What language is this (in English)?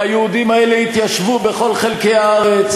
Hebrew